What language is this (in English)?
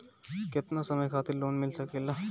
Bhojpuri